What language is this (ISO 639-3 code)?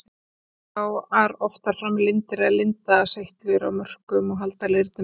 isl